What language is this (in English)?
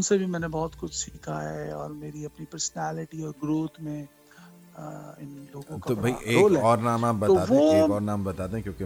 Urdu